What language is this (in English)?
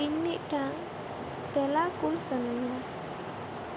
Santali